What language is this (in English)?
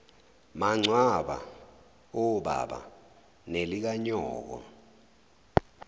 Zulu